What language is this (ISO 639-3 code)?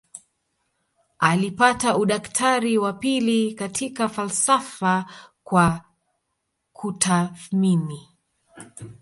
swa